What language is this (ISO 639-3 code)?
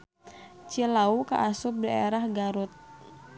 sun